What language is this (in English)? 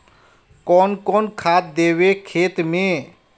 Magahi